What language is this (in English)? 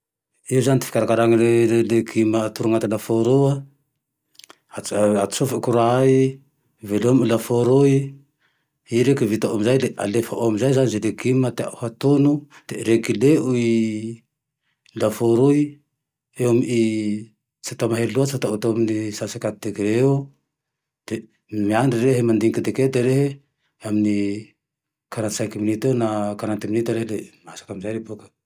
Tandroy-Mahafaly Malagasy